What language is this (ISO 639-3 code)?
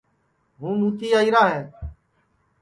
ssi